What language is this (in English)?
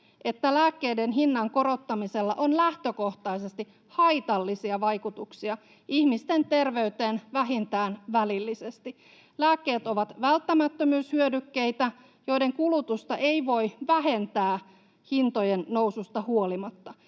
Finnish